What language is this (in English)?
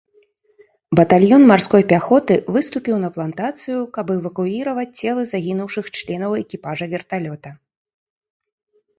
Belarusian